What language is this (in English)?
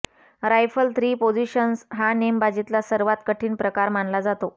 Marathi